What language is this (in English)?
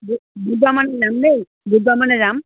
Assamese